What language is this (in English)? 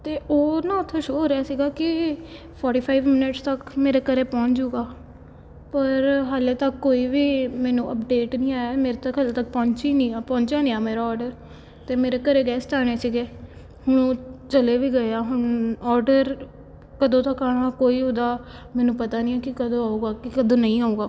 Punjabi